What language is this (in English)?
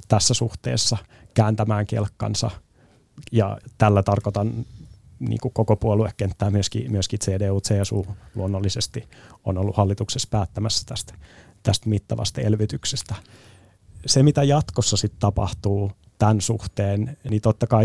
Finnish